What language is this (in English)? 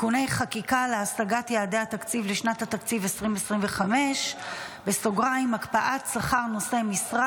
Hebrew